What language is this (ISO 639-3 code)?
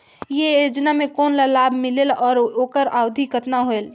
hne